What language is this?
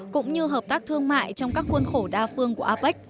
Vietnamese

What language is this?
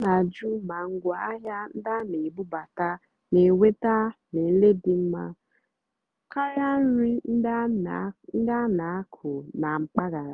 Igbo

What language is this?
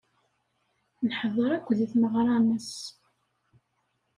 Kabyle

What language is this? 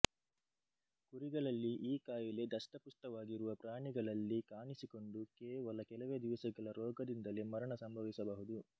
Kannada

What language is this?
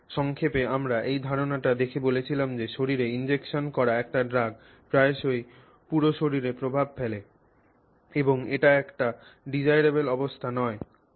Bangla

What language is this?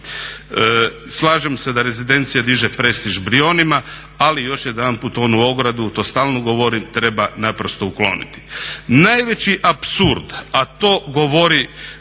Croatian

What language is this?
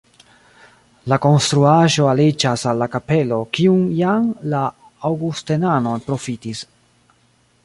Esperanto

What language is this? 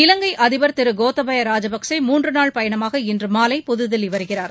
Tamil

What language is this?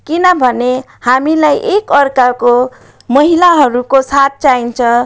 Nepali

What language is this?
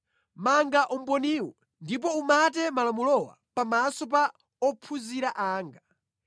Nyanja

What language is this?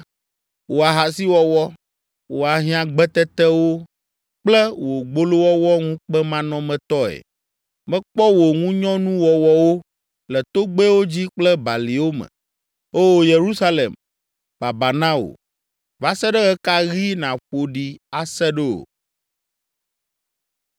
Ewe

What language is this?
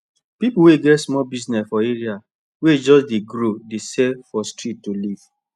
Nigerian Pidgin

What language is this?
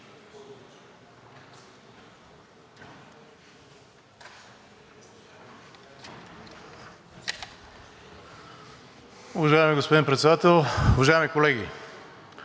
Bulgarian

